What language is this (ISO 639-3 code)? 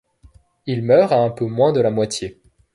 fra